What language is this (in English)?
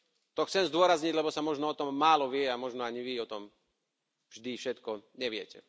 Slovak